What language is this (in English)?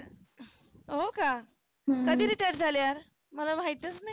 Marathi